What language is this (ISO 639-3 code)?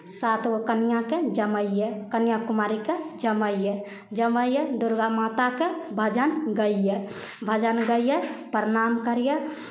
mai